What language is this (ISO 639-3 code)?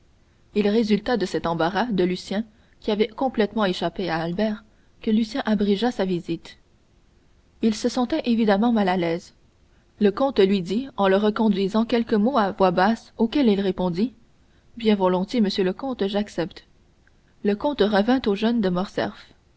fra